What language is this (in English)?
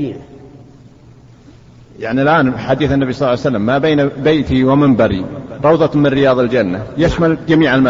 Arabic